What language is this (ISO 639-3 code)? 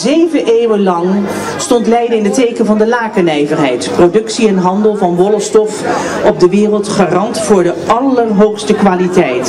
nld